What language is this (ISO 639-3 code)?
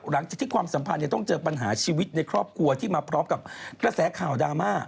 tha